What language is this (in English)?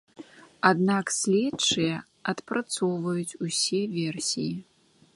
Belarusian